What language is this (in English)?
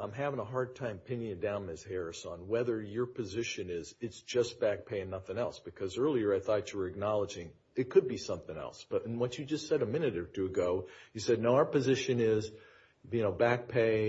English